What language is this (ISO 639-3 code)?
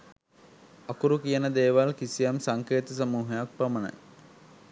sin